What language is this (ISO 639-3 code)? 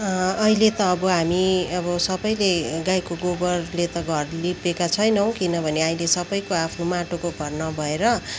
nep